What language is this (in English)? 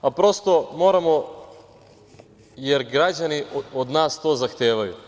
Serbian